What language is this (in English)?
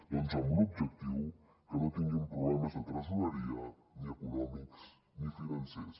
Catalan